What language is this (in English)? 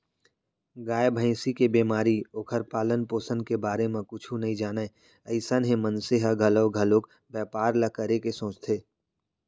Chhattisgarhi